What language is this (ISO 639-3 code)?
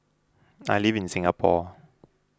eng